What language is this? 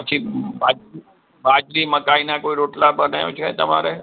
Gujarati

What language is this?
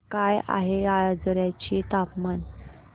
Marathi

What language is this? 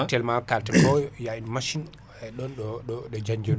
Fula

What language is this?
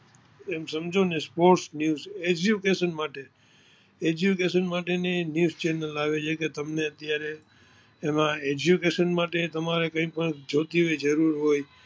Gujarati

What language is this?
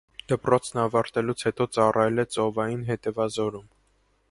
Armenian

